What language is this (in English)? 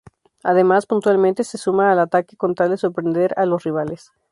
Spanish